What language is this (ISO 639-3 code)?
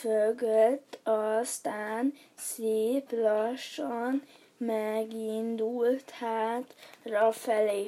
hun